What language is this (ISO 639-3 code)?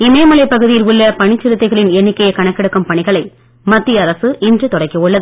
tam